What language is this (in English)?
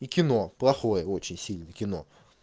Russian